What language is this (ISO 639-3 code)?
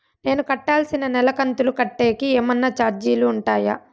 tel